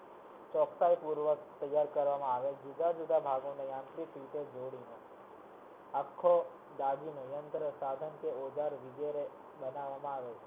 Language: Gujarati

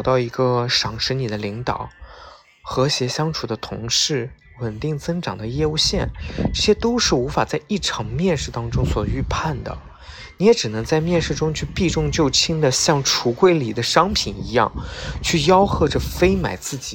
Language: Chinese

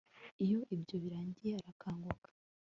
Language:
Kinyarwanda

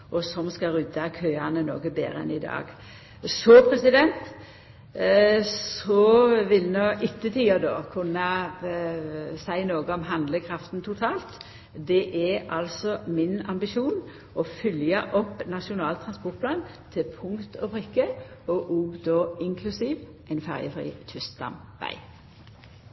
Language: Norwegian Nynorsk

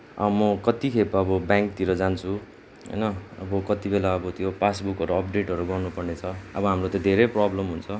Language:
Nepali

